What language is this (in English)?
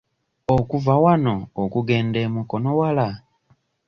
Ganda